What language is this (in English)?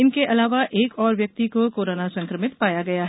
Hindi